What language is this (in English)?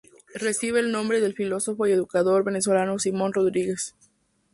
Spanish